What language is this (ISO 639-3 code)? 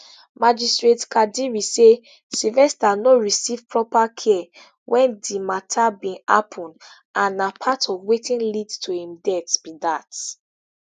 pcm